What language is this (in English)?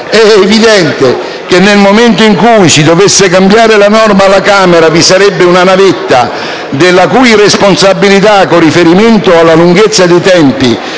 Italian